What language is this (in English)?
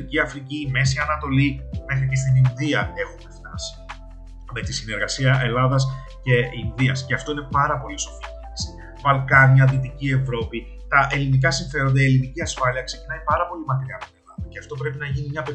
Greek